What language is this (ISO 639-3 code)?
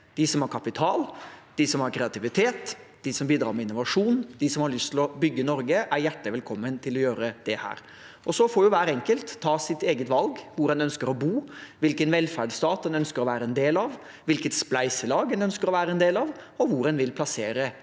nor